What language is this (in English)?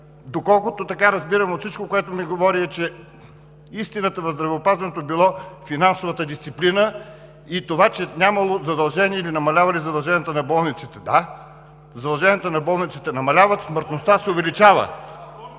Bulgarian